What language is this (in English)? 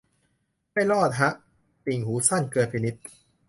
Thai